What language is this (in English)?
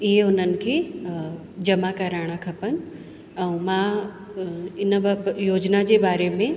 Sindhi